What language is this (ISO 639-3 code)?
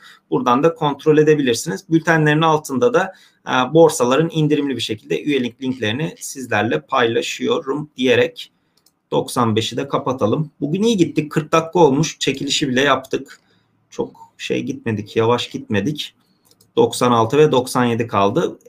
tur